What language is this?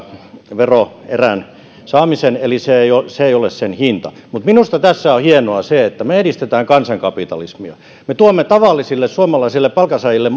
Finnish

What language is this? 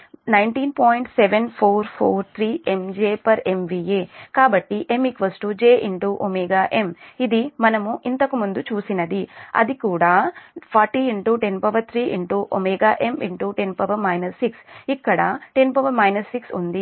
Telugu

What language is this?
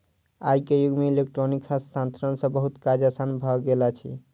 Maithili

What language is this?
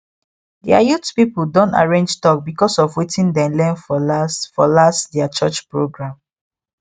Nigerian Pidgin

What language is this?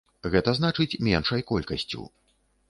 Belarusian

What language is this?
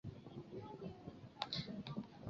Chinese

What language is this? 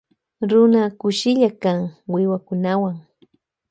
Loja Highland Quichua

